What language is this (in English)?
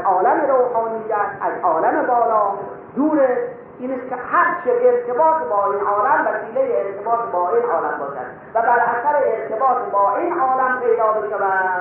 Persian